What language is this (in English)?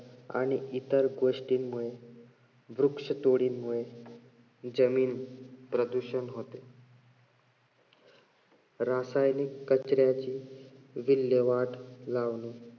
Marathi